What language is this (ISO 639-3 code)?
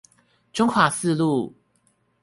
zho